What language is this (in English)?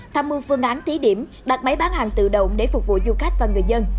Vietnamese